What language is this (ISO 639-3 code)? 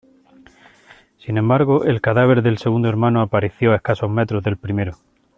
spa